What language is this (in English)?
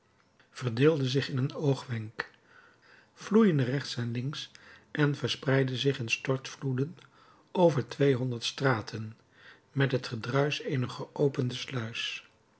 Dutch